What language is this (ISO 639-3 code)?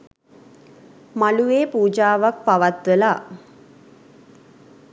sin